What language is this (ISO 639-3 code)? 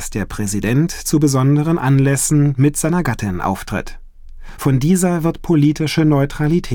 deu